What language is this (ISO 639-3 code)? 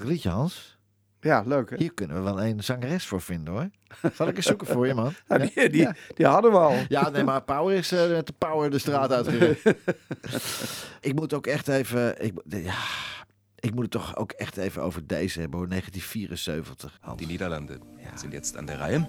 nld